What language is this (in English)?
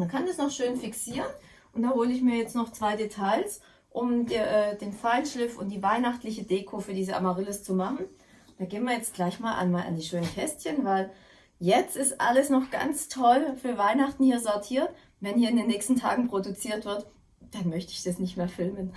German